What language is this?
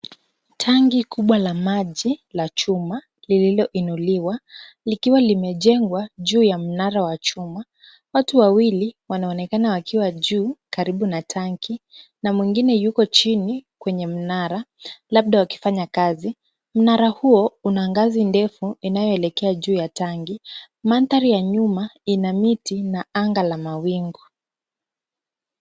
Swahili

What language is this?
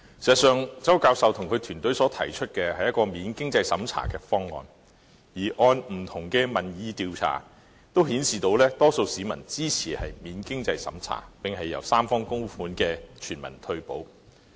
Cantonese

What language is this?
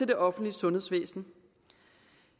Danish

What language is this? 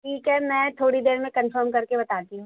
Urdu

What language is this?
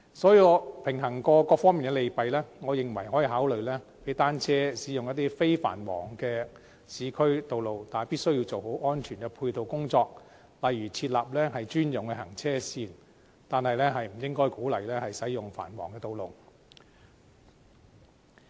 Cantonese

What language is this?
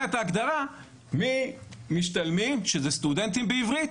Hebrew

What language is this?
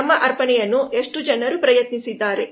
Kannada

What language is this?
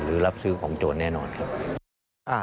Thai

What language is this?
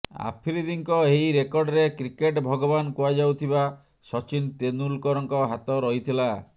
Odia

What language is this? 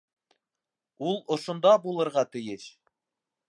Bashkir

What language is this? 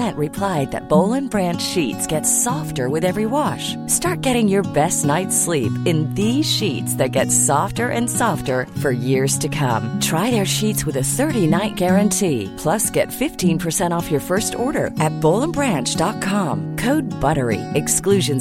Swedish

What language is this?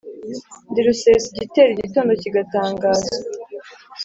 Kinyarwanda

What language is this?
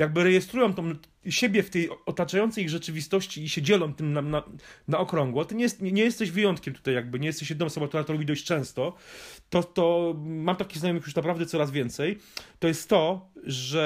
Polish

